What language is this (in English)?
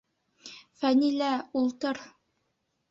Bashkir